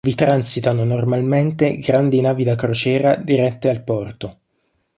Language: Italian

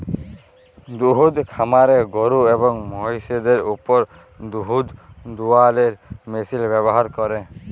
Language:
Bangla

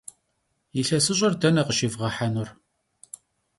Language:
Kabardian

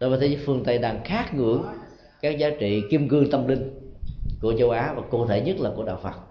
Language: Vietnamese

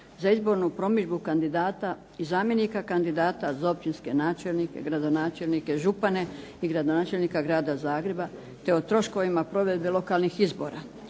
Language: Croatian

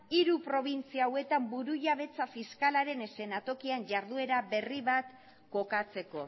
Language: Basque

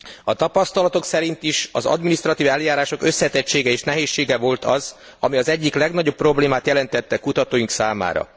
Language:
Hungarian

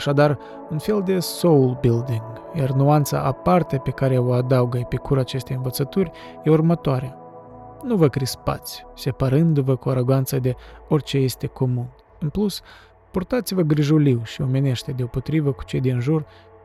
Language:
Romanian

